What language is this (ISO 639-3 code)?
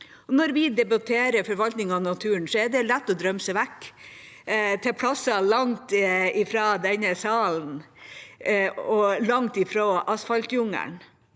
nor